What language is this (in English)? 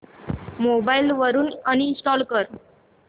Marathi